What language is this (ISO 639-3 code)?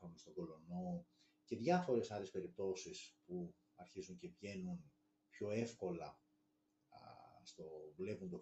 ell